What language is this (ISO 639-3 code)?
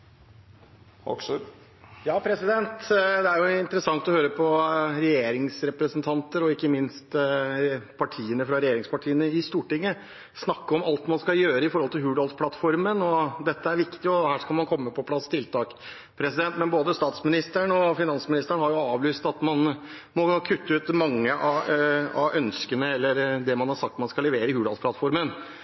nob